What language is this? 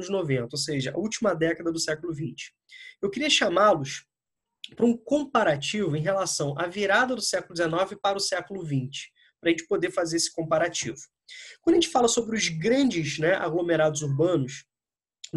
Portuguese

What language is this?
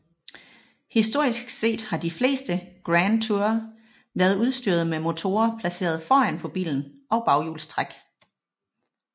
Danish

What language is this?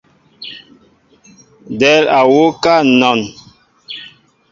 Mbo (Cameroon)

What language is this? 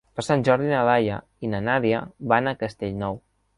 Catalan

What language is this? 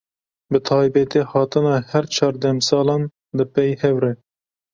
Kurdish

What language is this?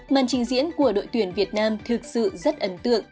Vietnamese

